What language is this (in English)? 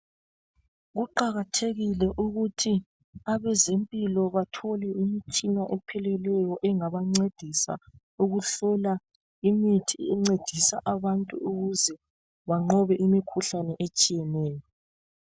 North Ndebele